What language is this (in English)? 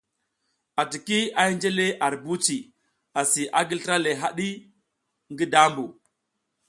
South Giziga